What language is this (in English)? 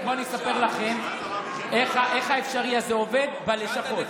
Hebrew